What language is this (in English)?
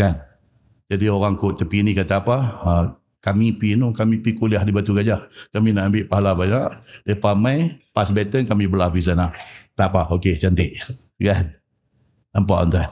Malay